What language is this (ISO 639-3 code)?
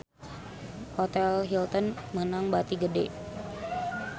sun